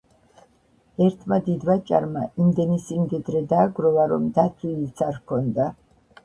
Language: Georgian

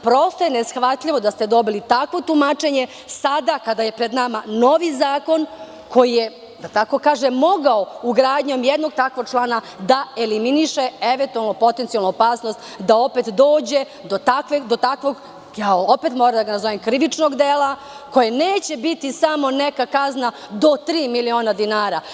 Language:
Serbian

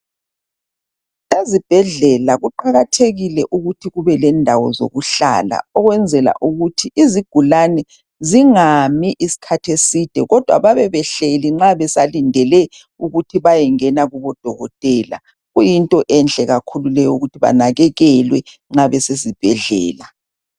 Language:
North Ndebele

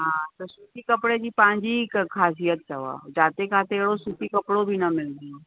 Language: Sindhi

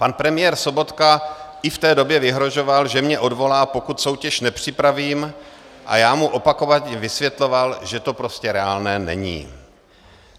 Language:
Czech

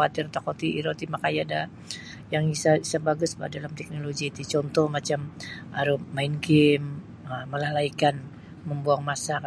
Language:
Sabah Bisaya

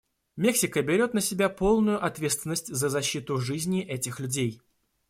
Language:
Russian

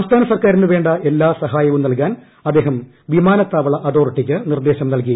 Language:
Malayalam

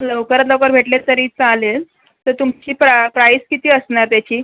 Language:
Marathi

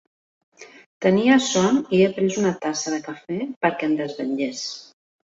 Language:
Catalan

